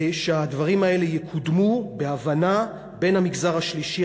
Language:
Hebrew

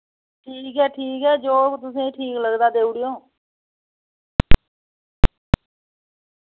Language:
Dogri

